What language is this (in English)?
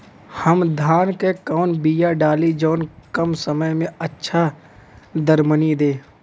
Bhojpuri